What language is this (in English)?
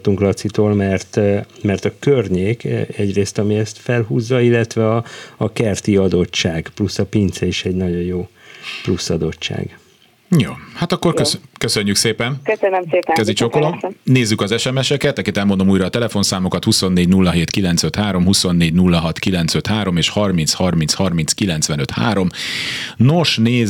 Hungarian